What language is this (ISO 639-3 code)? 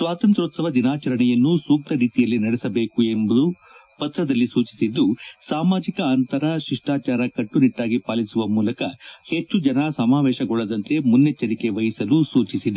kan